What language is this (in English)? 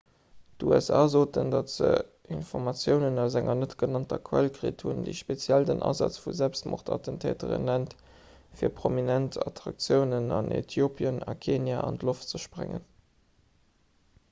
Luxembourgish